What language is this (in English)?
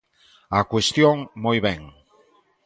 Galician